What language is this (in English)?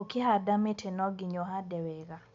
Kikuyu